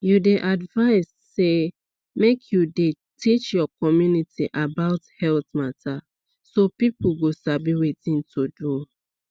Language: Nigerian Pidgin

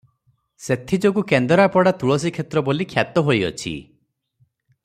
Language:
Odia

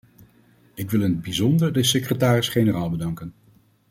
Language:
Dutch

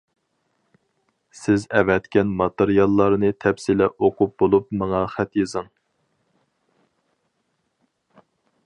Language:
Uyghur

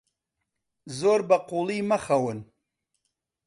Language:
Central Kurdish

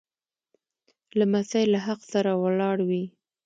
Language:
Pashto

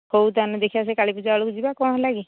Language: Odia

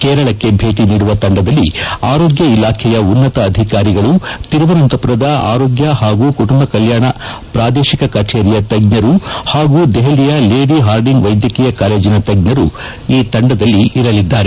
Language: Kannada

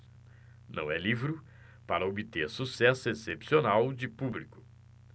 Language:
Portuguese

